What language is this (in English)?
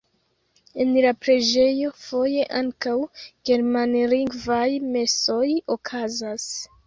Esperanto